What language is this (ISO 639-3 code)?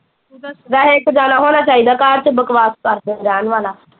pan